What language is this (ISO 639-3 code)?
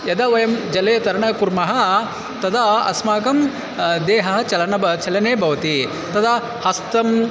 san